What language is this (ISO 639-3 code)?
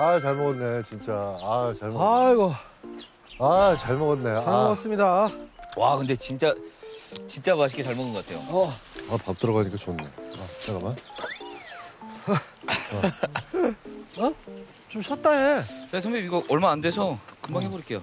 kor